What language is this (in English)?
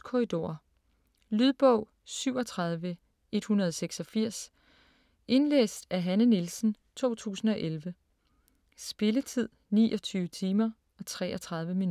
Danish